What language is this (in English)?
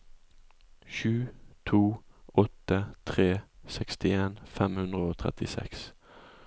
Norwegian